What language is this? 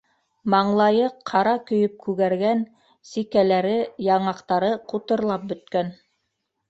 Bashkir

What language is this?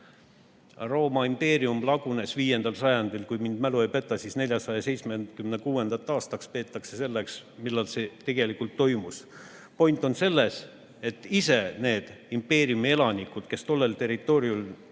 Estonian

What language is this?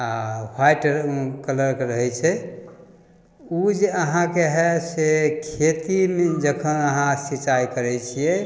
Maithili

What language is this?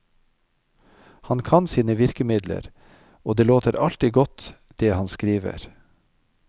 Norwegian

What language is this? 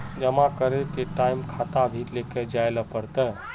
Magahi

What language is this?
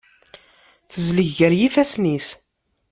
Kabyle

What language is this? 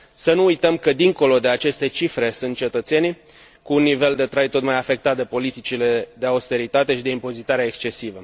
Romanian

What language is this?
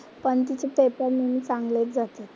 Marathi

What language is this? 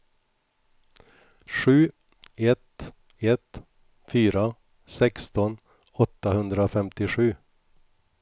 Swedish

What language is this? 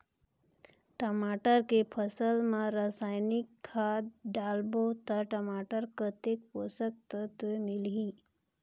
Chhattisgarhi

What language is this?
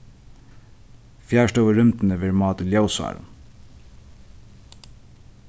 Faroese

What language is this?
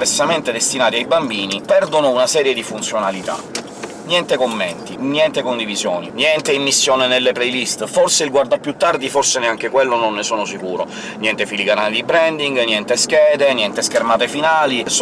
Italian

